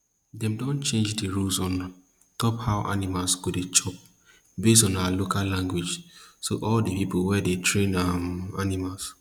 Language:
Nigerian Pidgin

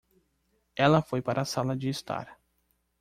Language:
Portuguese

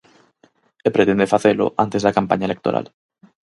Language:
Galician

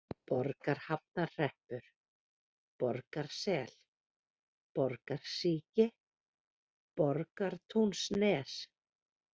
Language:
Icelandic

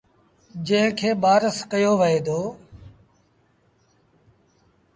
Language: Sindhi Bhil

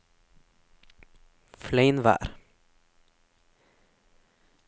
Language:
Norwegian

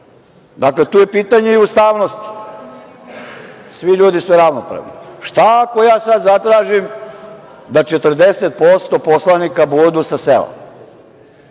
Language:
Serbian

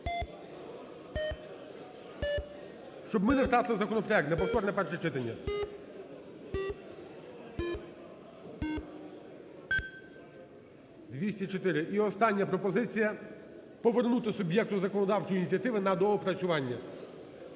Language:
Ukrainian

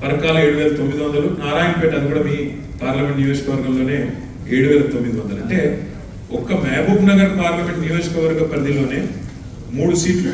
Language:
Telugu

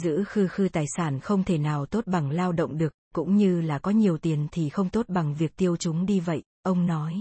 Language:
Vietnamese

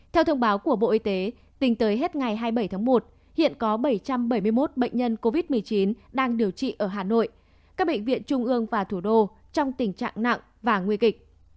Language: Vietnamese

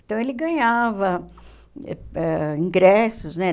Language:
Portuguese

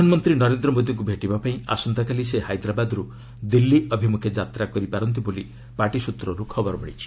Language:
Odia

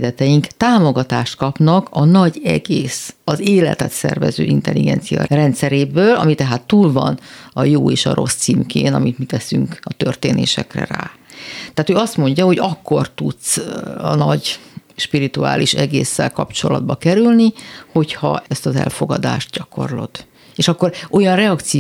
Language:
Hungarian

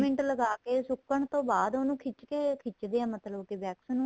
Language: Punjabi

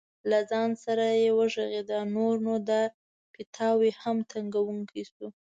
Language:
Pashto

